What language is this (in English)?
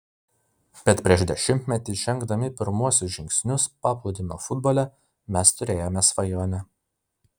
Lithuanian